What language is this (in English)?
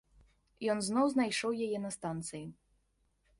Belarusian